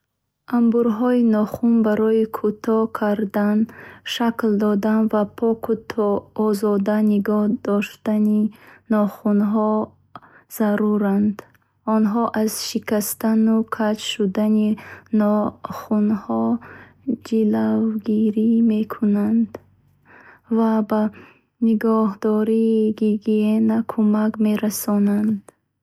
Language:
Bukharic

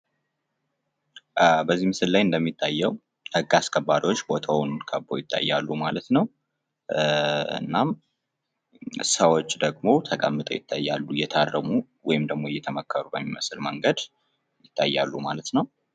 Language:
Amharic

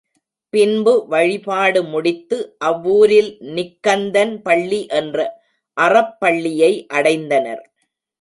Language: Tamil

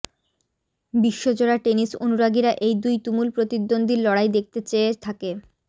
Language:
Bangla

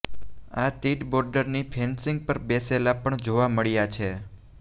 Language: Gujarati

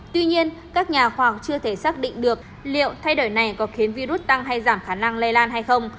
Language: Vietnamese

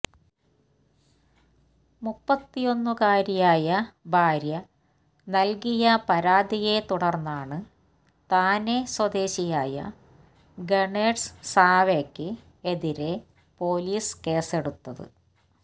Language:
Malayalam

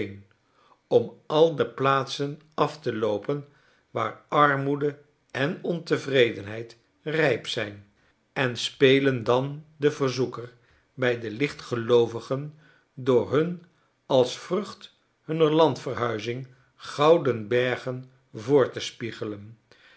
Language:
Dutch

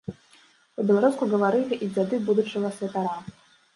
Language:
Belarusian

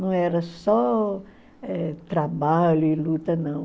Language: Portuguese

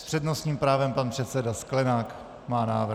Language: Czech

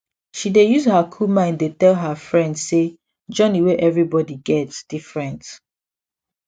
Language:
Nigerian Pidgin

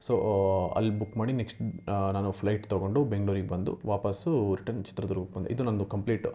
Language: Kannada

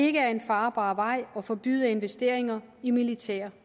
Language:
Danish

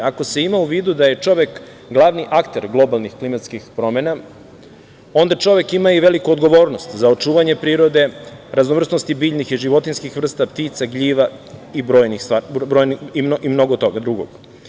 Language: Serbian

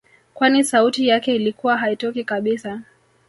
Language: Swahili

